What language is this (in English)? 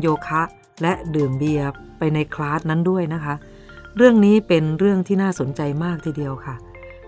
Thai